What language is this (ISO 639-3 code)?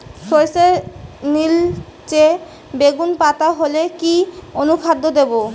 ben